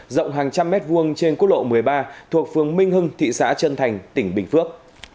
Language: Vietnamese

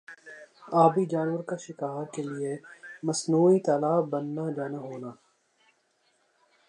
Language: Urdu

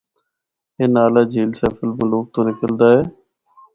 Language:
Northern Hindko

